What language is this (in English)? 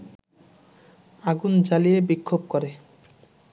Bangla